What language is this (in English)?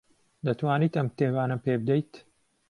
Central Kurdish